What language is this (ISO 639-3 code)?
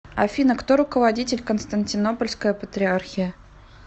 rus